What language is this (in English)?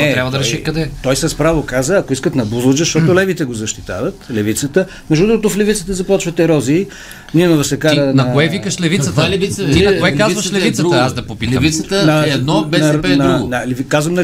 Bulgarian